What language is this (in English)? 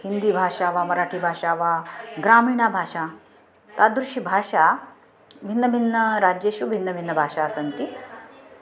Sanskrit